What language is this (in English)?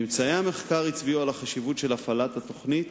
Hebrew